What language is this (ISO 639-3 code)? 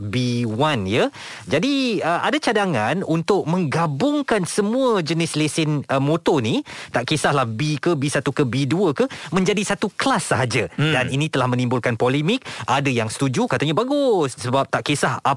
msa